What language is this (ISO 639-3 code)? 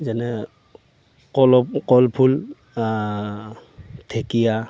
asm